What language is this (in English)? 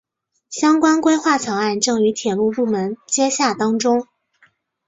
Chinese